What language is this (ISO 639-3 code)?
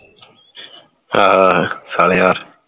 pan